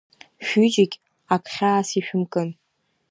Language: Abkhazian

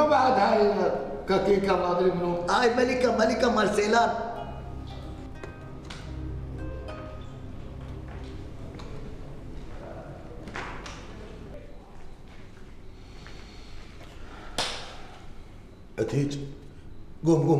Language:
Arabic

